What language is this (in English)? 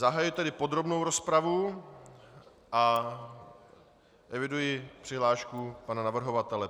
Czech